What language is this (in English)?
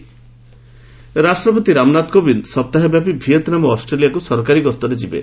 Odia